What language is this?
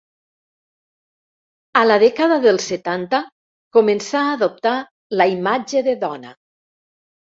Catalan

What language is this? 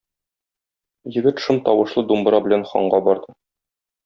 Tatar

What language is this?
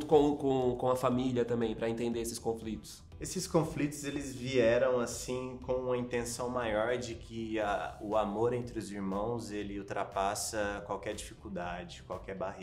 Portuguese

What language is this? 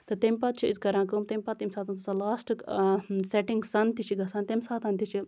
Kashmiri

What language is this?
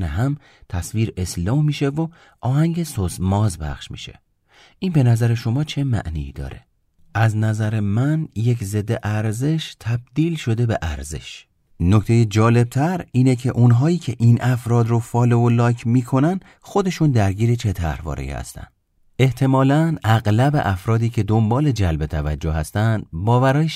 Persian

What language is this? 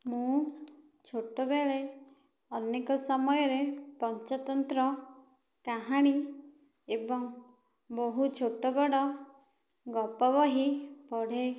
Odia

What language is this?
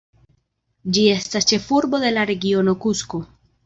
Esperanto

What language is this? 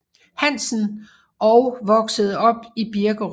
Danish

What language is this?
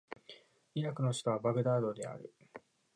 Japanese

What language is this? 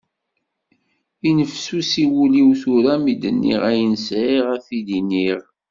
Kabyle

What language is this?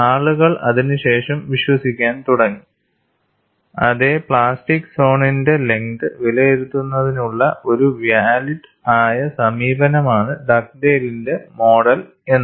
Malayalam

